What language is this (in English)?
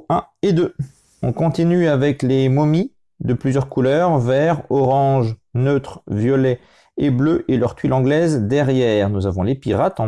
French